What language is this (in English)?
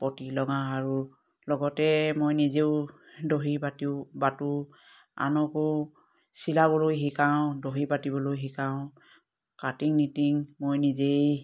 Assamese